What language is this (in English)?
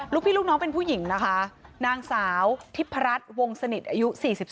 Thai